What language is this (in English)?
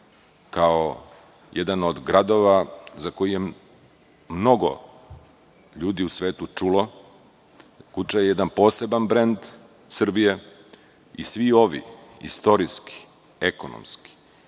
Serbian